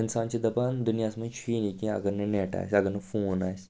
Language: Kashmiri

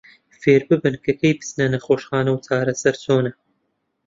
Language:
Central Kurdish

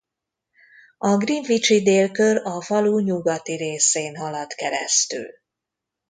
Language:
Hungarian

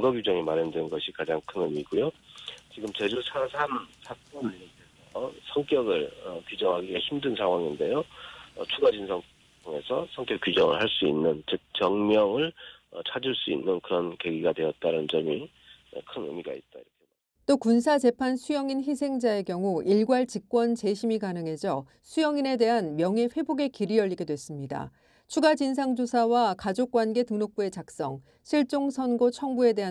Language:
Korean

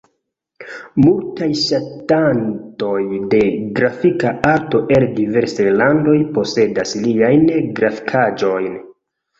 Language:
Esperanto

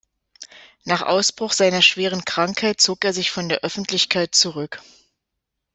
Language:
German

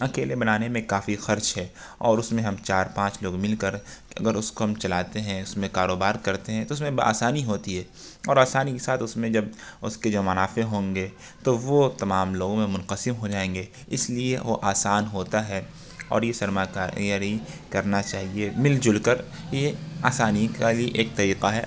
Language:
Urdu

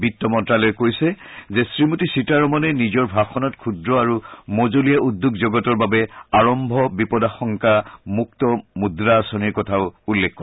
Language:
Assamese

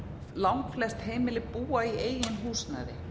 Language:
Icelandic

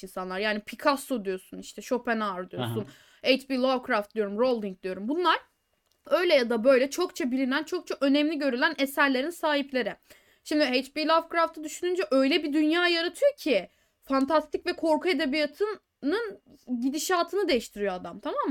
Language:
Turkish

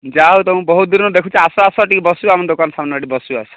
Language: Odia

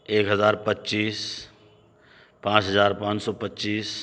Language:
Urdu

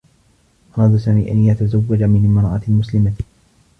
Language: Arabic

